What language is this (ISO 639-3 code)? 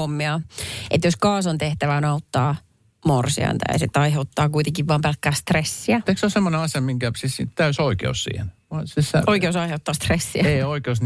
fin